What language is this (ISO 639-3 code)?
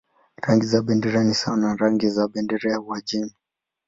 swa